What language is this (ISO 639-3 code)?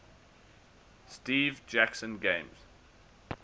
eng